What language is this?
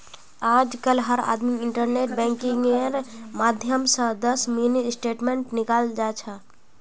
Magahi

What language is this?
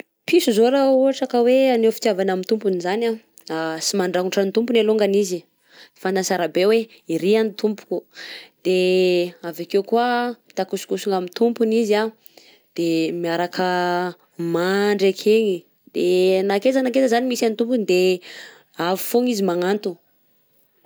Southern Betsimisaraka Malagasy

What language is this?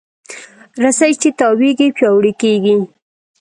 Pashto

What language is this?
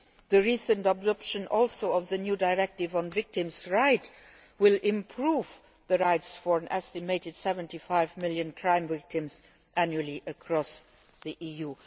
English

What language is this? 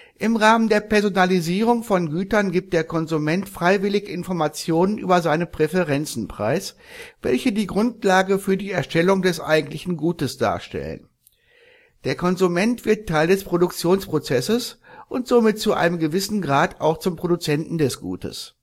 German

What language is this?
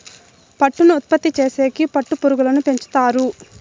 Telugu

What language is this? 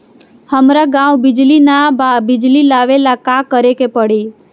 Bhojpuri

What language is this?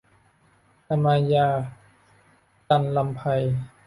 Thai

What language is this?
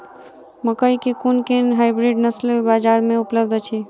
Maithili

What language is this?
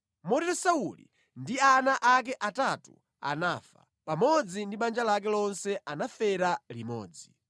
Nyanja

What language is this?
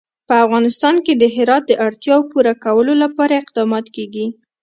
Pashto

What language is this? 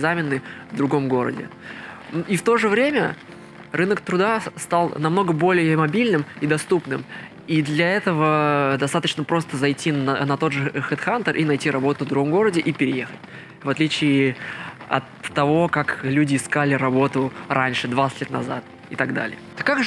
Russian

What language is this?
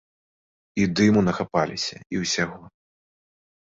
Belarusian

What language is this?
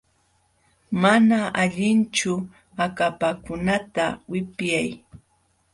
Jauja Wanca Quechua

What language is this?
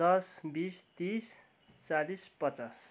Nepali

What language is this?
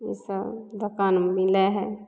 Maithili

